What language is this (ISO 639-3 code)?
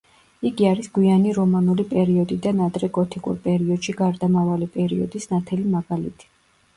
kat